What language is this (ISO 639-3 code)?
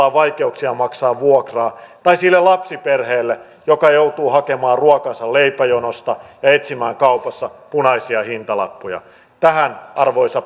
fin